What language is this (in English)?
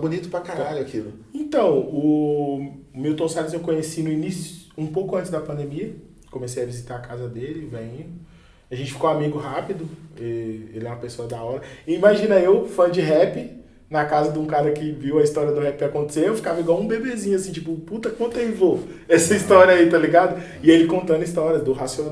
Portuguese